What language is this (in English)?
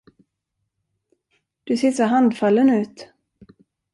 Swedish